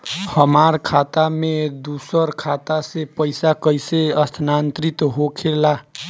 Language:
Bhojpuri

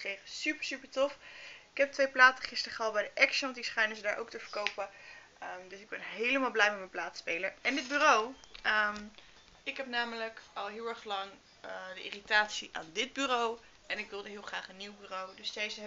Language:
Dutch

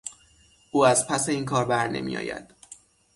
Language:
Persian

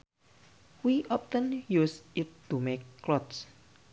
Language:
Sundanese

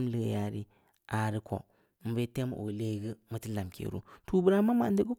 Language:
Samba Leko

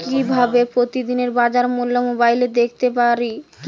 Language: Bangla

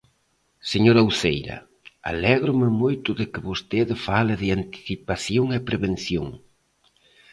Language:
Galician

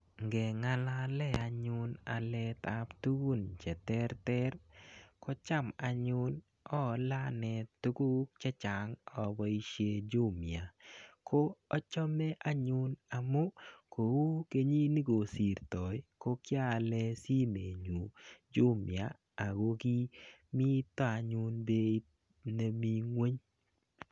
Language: Kalenjin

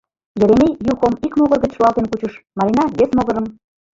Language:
Mari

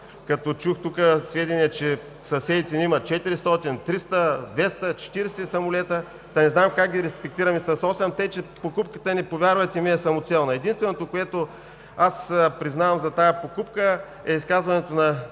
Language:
Bulgarian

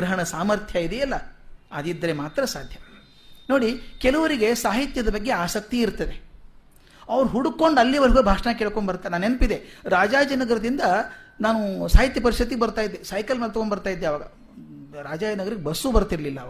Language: Kannada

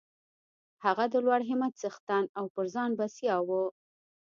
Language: Pashto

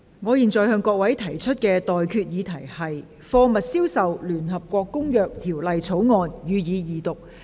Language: Cantonese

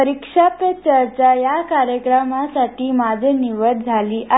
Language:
Marathi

